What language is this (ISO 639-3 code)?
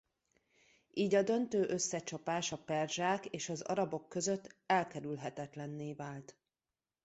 hun